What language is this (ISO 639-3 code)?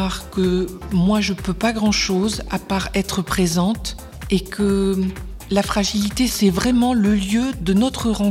fra